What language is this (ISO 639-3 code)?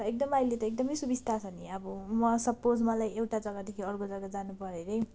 nep